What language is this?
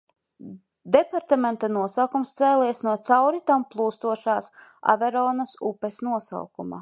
Latvian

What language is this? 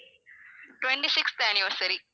Tamil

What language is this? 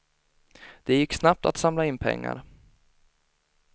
Swedish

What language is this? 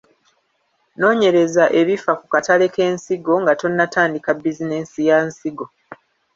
Ganda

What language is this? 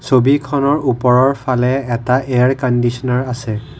Assamese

